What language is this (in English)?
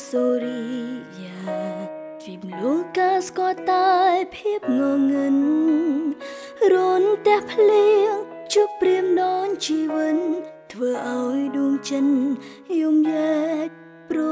Korean